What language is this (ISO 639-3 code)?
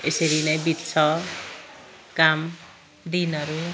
nep